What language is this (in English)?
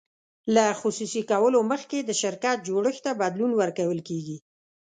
Pashto